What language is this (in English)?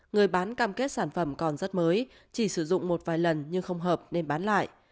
Vietnamese